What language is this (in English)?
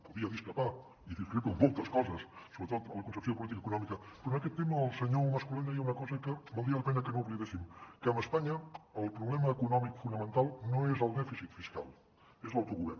Catalan